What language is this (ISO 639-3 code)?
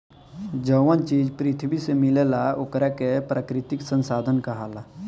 bho